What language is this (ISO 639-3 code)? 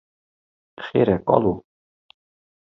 kur